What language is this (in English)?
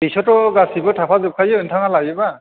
Bodo